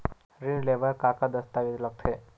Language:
Chhattisgarhi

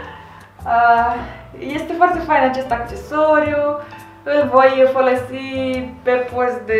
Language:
Romanian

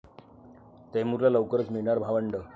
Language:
Marathi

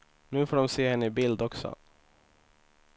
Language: Swedish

